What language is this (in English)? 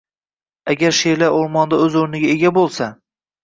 Uzbek